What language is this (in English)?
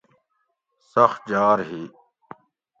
Gawri